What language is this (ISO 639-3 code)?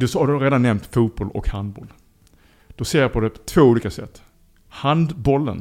swe